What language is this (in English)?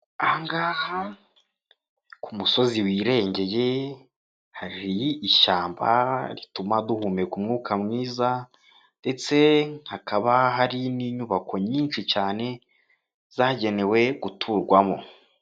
Kinyarwanda